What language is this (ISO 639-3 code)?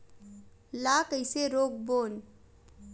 hne